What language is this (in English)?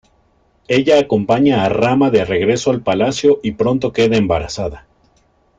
Spanish